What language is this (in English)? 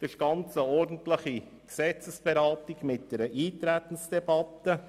Swiss German